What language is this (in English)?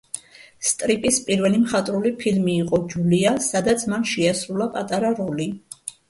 Georgian